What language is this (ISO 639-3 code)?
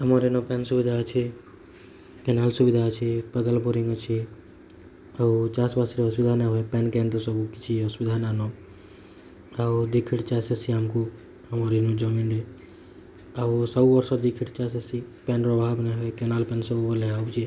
ori